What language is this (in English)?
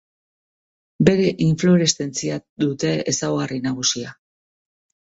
Basque